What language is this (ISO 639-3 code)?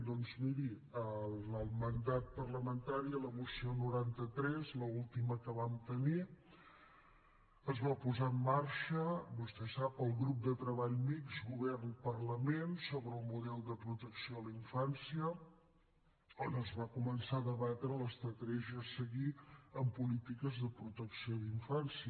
cat